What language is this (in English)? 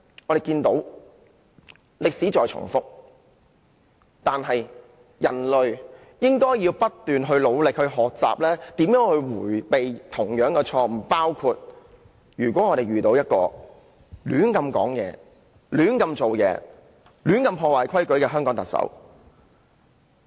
Cantonese